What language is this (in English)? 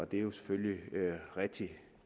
Danish